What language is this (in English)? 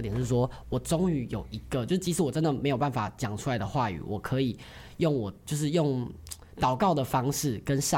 Chinese